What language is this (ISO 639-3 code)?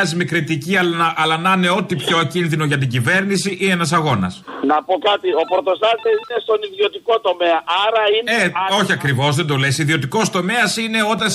ell